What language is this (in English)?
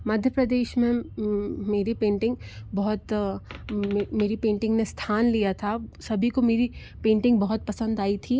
Hindi